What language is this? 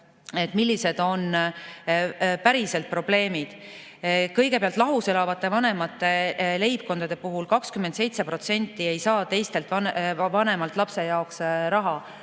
Estonian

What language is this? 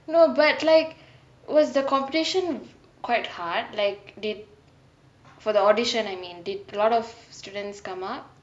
English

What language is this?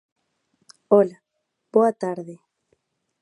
Galician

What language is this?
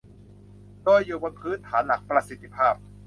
Thai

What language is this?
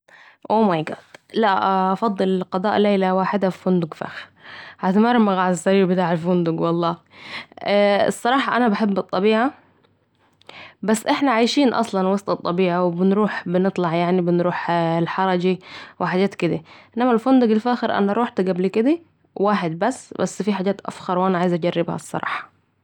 Saidi Arabic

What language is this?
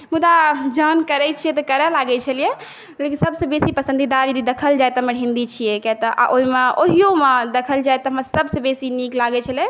Maithili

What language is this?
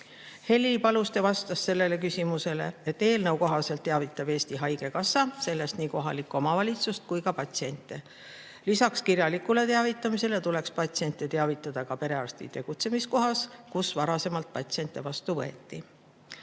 Estonian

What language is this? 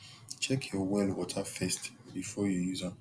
Nigerian Pidgin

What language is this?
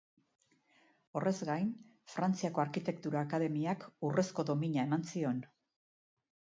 Basque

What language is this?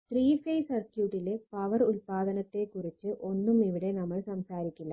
Malayalam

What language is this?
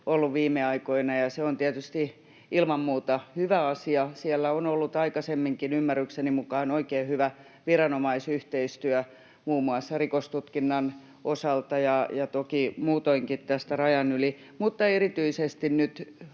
Finnish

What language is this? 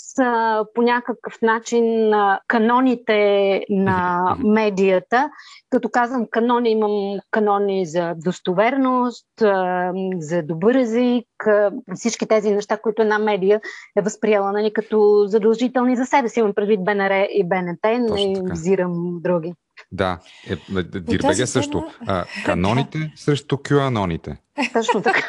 Bulgarian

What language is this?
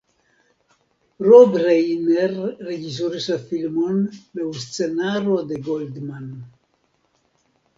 Esperanto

